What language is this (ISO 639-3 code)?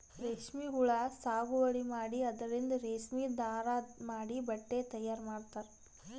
kan